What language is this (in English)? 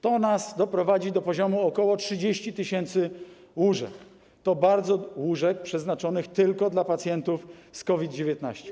Polish